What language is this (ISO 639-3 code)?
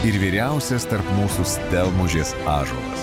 lit